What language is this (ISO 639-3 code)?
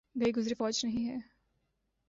urd